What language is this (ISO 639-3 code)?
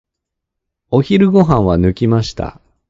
jpn